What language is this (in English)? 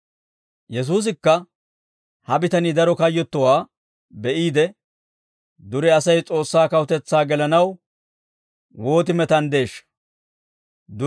Dawro